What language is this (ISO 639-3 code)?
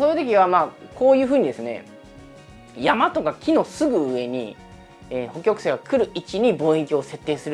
jpn